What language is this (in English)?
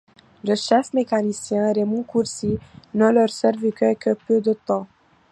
French